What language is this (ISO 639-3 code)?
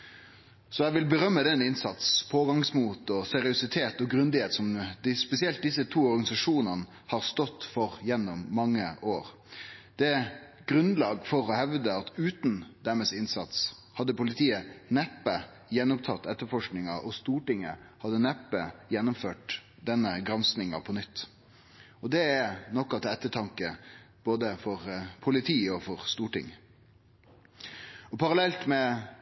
nno